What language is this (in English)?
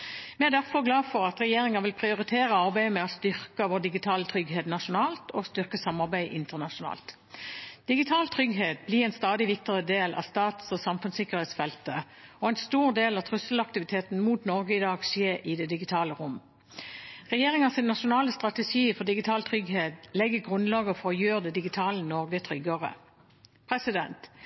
Norwegian Bokmål